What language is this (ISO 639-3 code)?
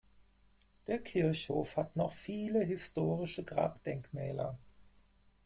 deu